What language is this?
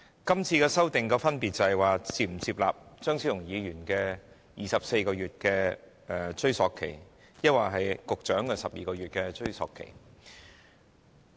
Cantonese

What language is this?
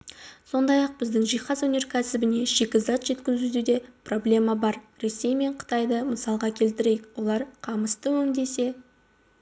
Kazakh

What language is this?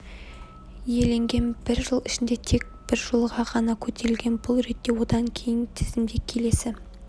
Kazakh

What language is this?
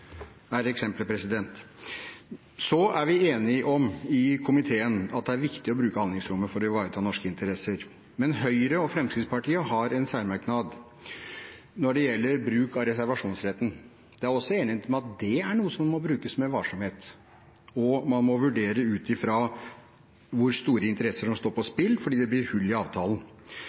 Norwegian Bokmål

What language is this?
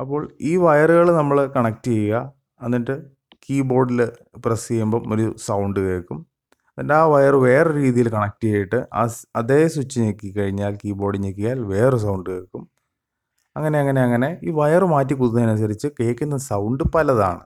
Malayalam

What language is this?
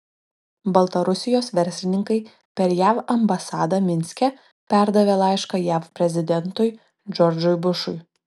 Lithuanian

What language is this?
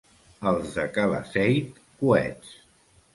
Catalan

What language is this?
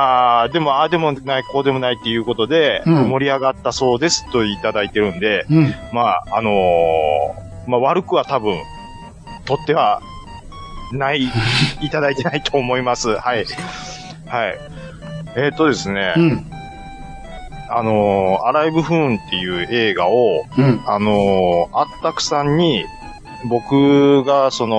Japanese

